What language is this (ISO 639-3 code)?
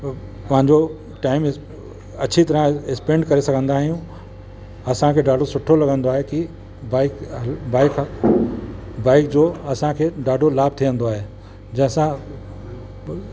snd